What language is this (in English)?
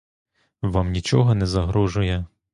Ukrainian